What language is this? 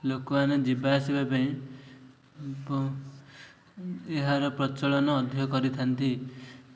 Odia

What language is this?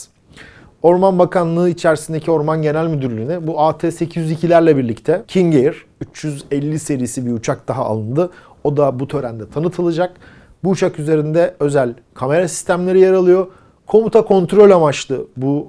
Turkish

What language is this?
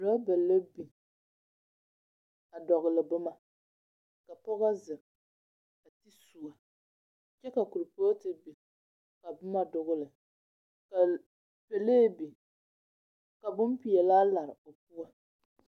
Southern Dagaare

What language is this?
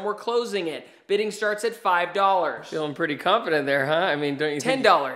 English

